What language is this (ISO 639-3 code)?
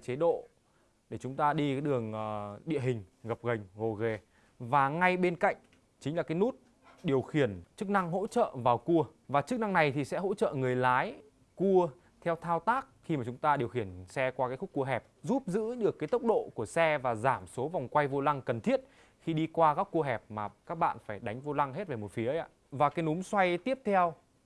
vie